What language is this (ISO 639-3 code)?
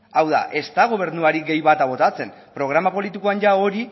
eus